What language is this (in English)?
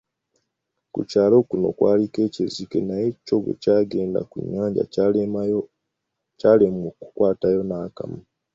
Ganda